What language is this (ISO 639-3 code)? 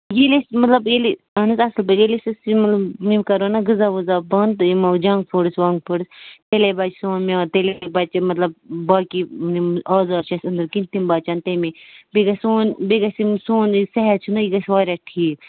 kas